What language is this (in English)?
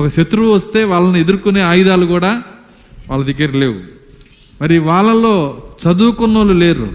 Telugu